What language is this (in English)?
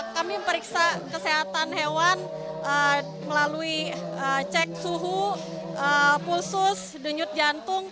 Indonesian